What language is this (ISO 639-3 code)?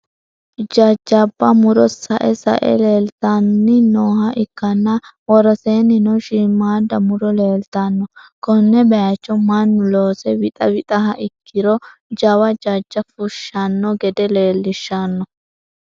sid